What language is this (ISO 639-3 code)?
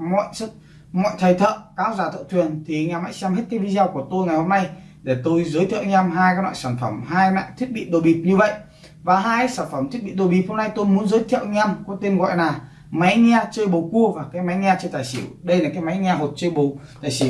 vie